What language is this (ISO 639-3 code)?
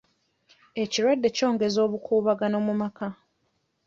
lug